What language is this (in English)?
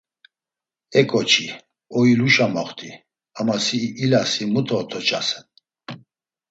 Laz